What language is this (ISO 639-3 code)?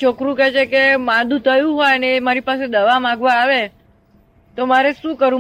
hin